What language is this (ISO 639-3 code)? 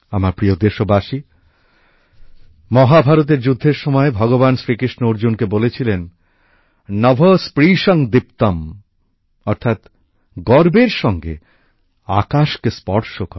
ben